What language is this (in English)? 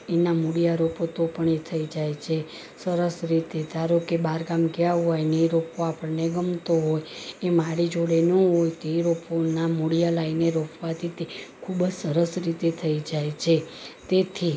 Gujarati